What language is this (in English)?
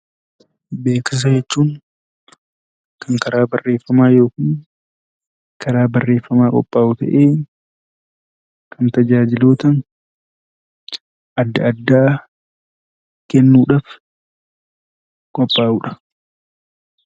Oromo